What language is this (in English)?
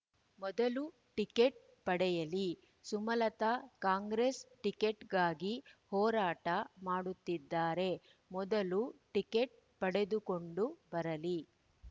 Kannada